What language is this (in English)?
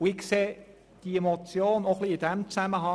Swiss German